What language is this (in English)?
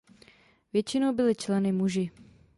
Czech